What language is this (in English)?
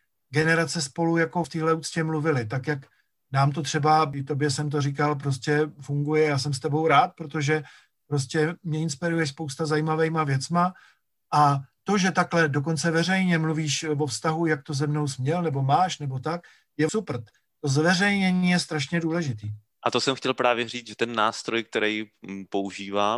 Czech